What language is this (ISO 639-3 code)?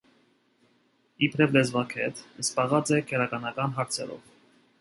hye